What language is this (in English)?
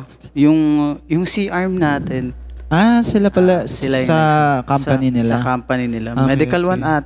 Filipino